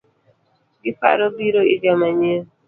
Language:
Luo (Kenya and Tanzania)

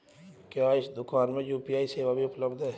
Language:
Hindi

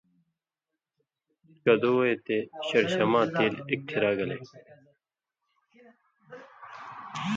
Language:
Indus Kohistani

